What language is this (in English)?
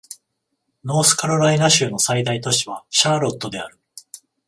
Japanese